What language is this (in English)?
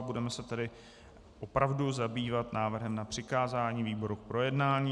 Czech